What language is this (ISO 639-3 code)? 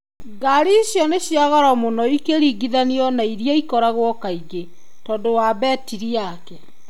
kik